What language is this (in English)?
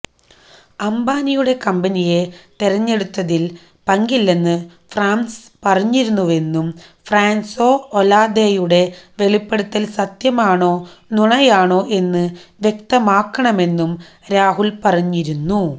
Malayalam